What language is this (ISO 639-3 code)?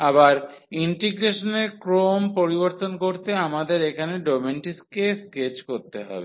ben